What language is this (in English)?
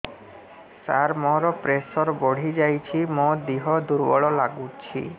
Odia